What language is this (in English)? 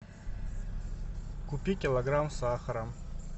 Russian